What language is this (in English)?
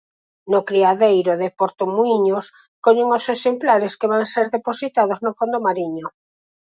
Galician